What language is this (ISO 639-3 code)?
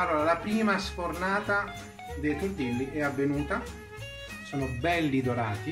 ita